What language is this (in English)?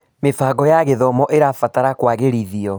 Kikuyu